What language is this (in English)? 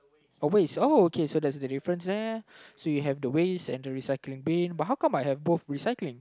English